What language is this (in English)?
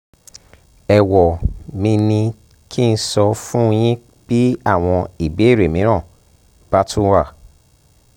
Yoruba